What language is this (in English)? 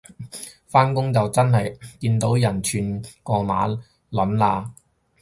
Cantonese